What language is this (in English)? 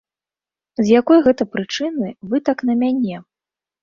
Belarusian